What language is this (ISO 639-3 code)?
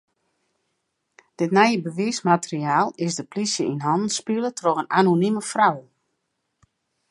fry